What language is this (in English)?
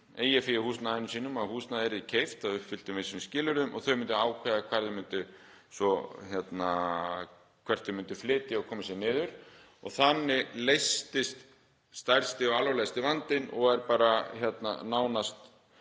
Icelandic